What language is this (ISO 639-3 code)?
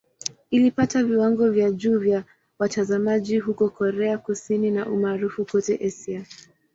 swa